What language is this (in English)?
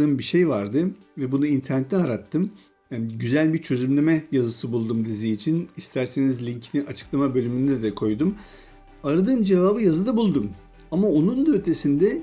Turkish